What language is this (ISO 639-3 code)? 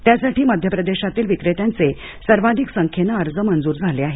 mar